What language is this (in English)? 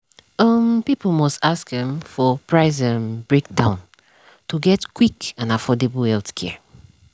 Nigerian Pidgin